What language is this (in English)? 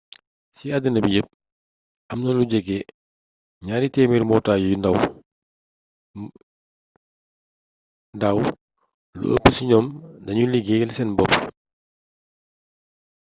Wolof